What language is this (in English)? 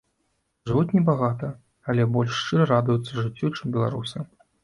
Belarusian